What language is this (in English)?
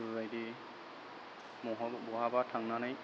Bodo